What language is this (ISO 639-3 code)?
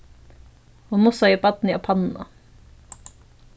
fao